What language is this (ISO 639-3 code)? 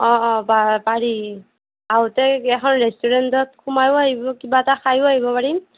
asm